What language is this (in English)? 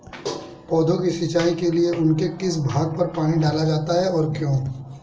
Hindi